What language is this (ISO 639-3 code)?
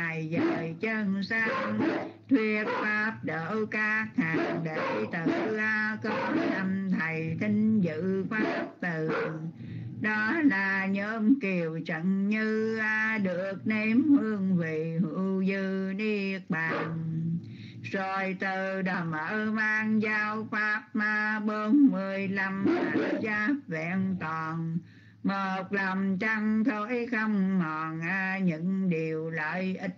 vie